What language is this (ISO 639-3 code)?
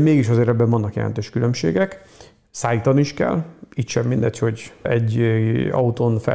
hun